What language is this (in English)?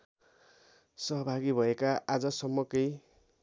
Nepali